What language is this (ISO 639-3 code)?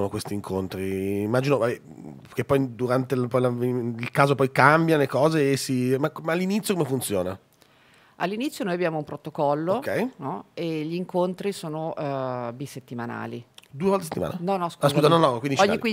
ita